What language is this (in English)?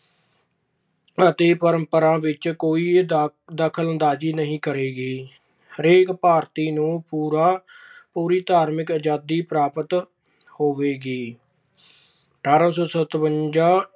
Punjabi